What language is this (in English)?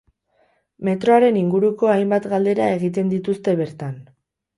Basque